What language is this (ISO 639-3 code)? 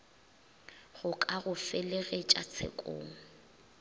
nso